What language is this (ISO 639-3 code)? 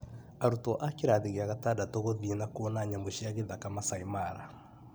kik